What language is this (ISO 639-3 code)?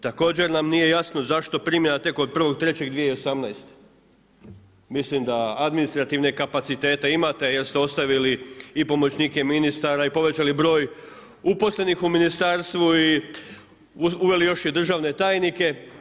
hrv